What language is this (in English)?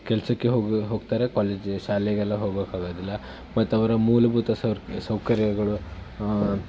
Kannada